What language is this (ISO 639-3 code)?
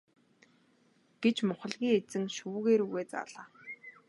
mon